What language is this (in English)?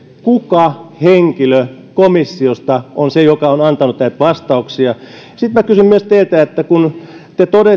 Finnish